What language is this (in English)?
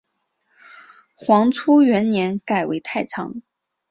Chinese